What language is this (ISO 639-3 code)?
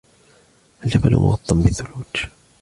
ara